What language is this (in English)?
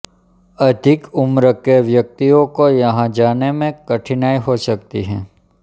Hindi